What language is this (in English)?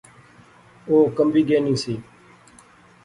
Pahari-Potwari